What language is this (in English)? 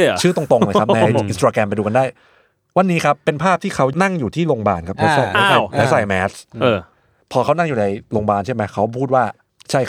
Thai